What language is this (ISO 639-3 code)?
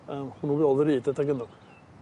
cym